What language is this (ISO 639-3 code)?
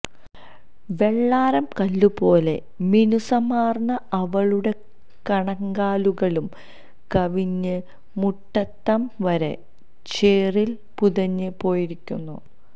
mal